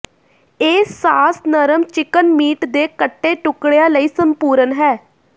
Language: Punjabi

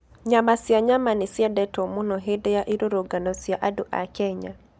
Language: Kikuyu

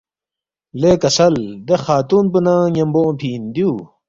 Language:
Balti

